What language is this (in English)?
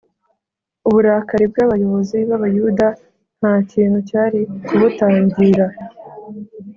Kinyarwanda